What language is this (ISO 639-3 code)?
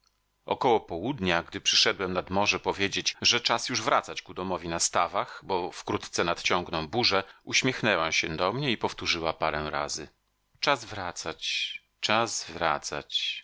pol